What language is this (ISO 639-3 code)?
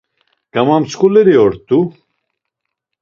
lzz